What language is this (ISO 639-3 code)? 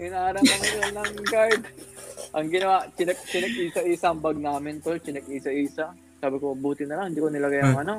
fil